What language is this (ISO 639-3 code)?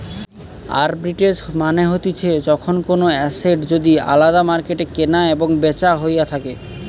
ben